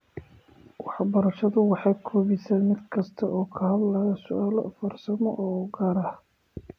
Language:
Somali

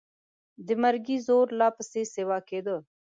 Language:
Pashto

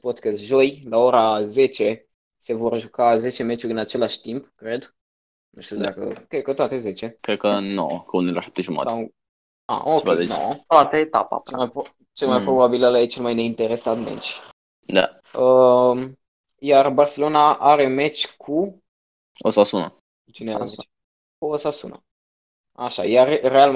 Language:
Romanian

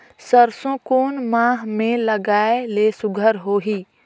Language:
Chhattisgarhi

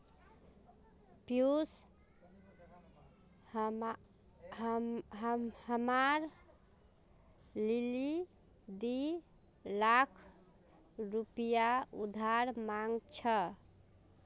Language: Magahi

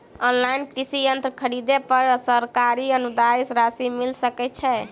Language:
Maithili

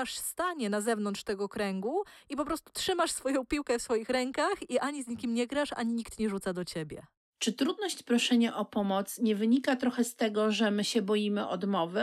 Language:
Polish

